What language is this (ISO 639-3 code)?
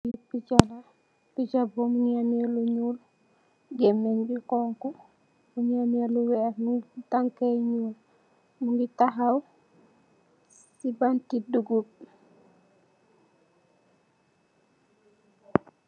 wol